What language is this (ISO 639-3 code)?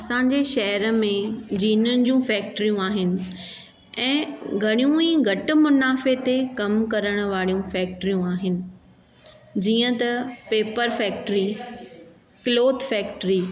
snd